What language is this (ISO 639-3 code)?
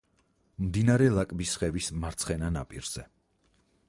kat